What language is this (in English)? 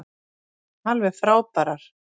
Icelandic